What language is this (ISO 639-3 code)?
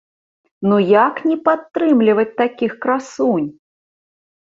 bel